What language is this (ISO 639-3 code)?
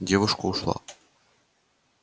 rus